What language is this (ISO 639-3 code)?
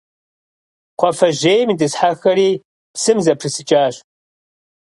kbd